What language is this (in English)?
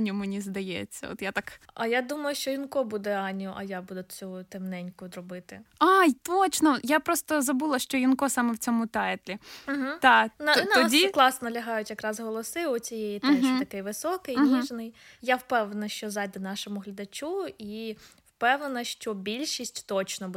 Ukrainian